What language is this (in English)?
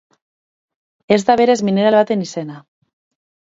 Basque